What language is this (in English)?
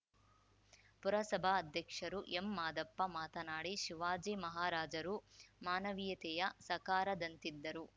Kannada